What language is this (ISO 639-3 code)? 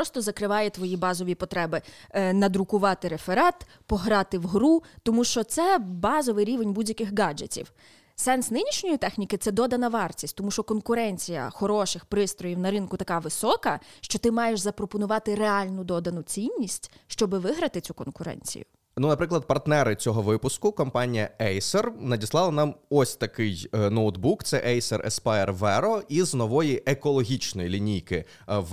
ukr